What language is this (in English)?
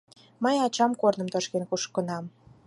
Mari